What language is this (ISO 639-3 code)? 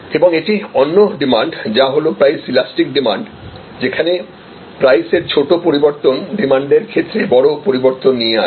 ben